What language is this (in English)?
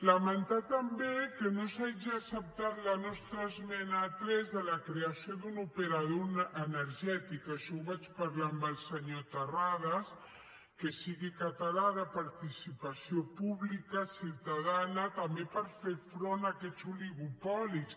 Catalan